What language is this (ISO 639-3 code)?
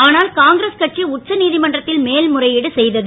tam